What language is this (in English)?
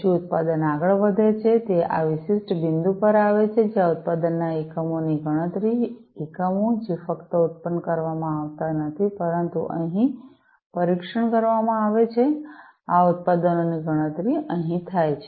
Gujarati